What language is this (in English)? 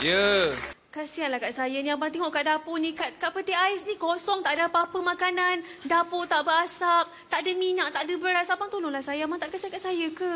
Malay